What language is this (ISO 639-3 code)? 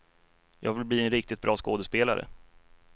swe